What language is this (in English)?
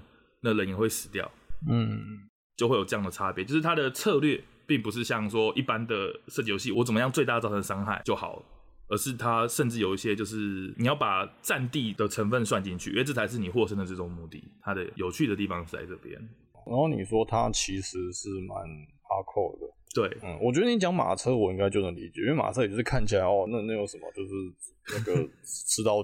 Chinese